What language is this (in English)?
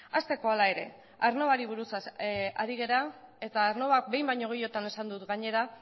Basque